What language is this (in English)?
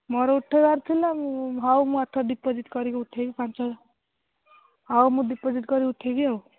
Odia